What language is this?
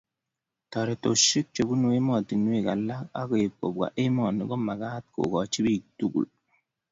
Kalenjin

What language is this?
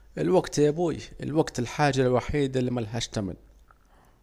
Saidi Arabic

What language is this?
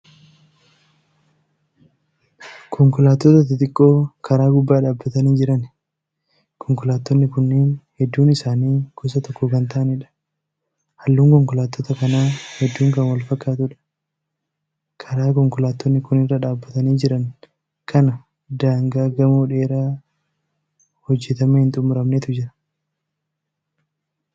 Oromo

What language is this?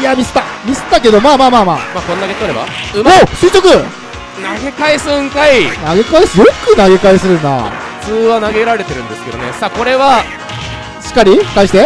Japanese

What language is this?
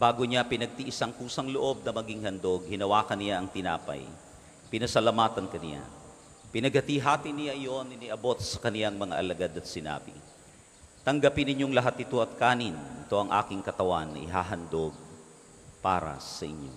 Filipino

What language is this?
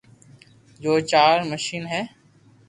Loarki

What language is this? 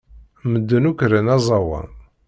Kabyle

